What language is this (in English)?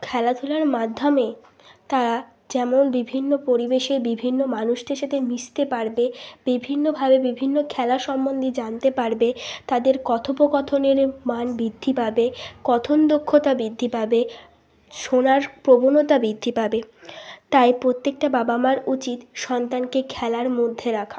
Bangla